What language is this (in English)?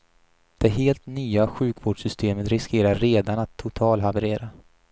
Swedish